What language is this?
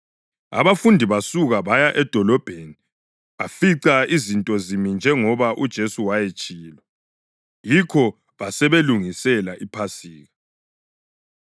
North Ndebele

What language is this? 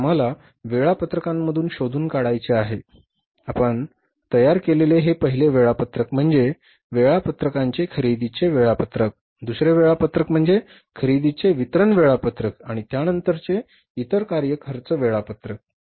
Marathi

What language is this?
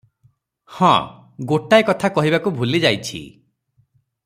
Odia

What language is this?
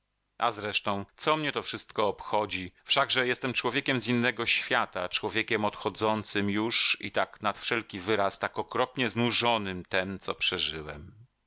Polish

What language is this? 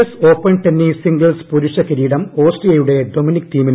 Malayalam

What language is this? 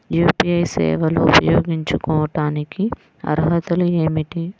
Telugu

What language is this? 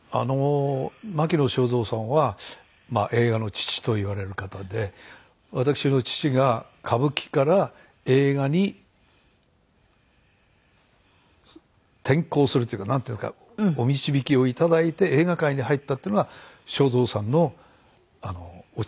Japanese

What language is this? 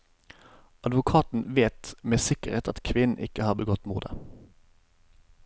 Norwegian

